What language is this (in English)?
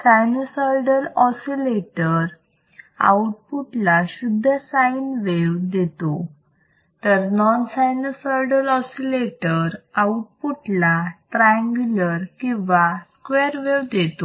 Marathi